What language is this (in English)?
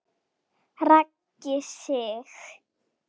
Icelandic